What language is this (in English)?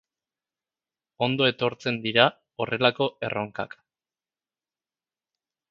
Basque